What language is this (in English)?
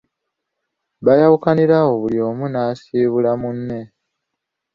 Ganda